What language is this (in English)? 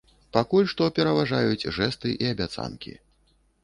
Belarusian